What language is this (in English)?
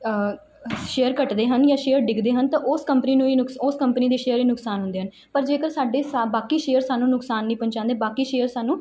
Punjabi